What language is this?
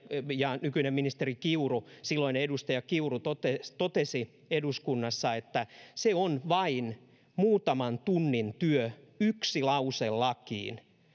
Finnish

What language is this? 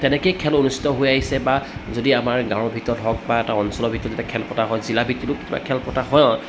Assamese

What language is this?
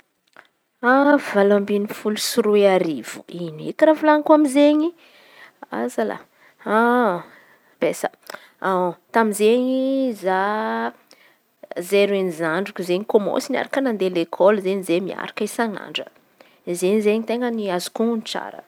Antankarana Malagasy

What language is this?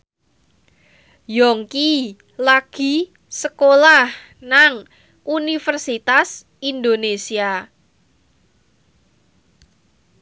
Javanese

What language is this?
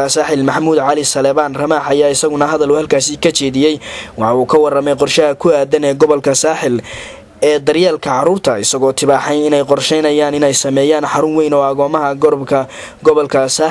Arabic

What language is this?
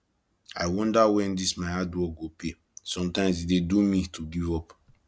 Nigerian Pidgin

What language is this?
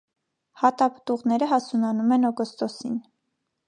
Armenian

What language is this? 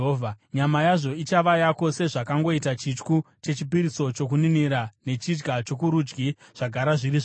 Shona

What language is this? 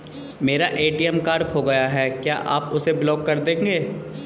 Hindi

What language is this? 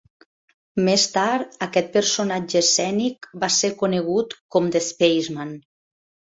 Catalan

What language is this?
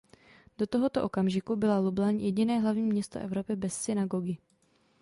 Czech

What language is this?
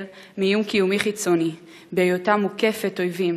Hebrew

